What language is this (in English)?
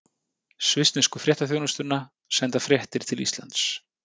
Icelandic